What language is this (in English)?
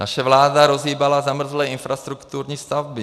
Czech